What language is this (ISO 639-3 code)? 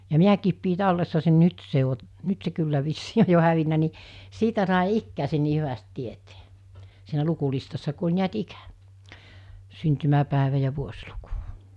fin